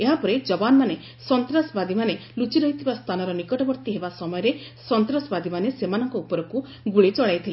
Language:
Odia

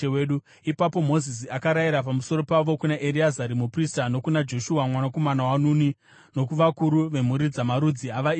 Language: Shona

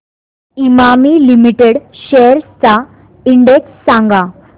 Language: Marathi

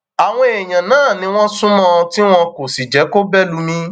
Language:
Yoruba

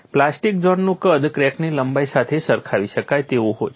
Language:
Gujarati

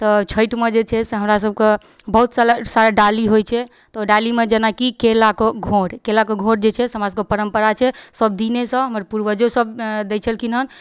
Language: Maithili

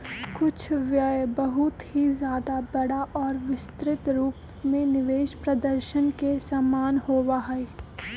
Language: Magahi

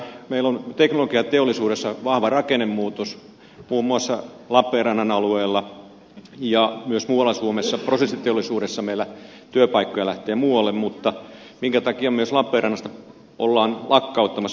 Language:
Finnish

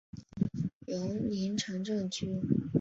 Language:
Chinese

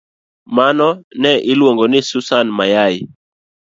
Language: Luo (Kenya and Tanzania)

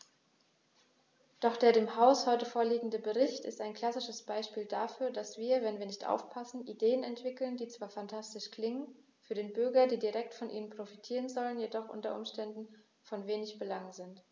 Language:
German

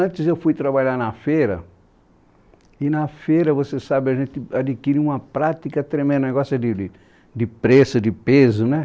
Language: Portuguese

